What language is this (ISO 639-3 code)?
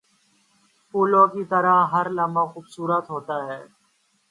urd